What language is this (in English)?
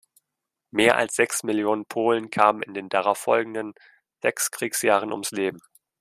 German